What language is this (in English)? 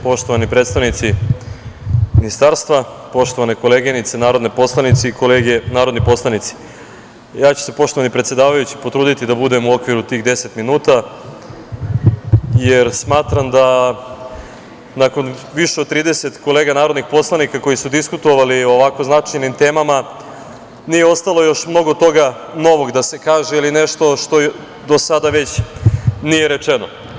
Serbian